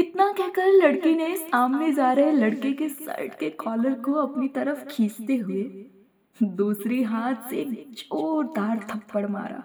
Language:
Hindi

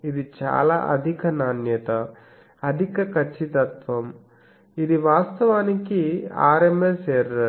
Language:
Telugu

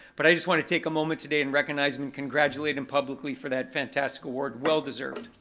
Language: English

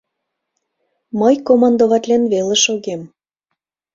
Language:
Mari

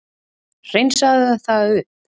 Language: Icelandic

